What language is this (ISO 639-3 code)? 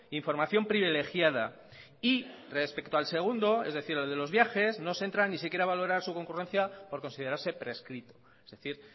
spa